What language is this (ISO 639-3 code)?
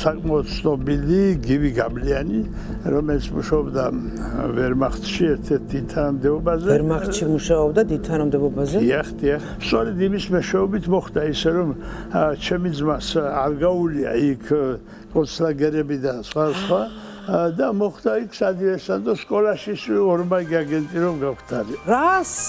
tur